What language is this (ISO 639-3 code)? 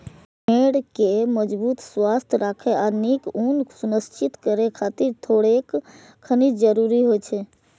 mai